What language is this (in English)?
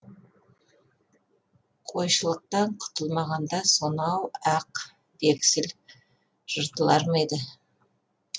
Kazakh